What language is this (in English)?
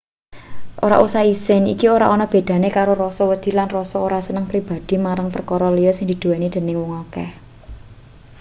Javanese